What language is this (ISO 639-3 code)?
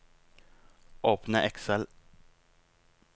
nor